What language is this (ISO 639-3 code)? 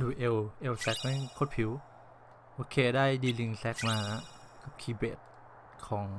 tha